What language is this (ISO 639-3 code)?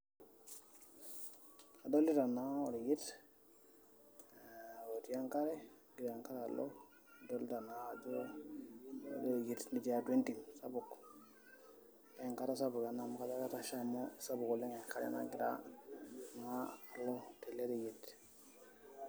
mas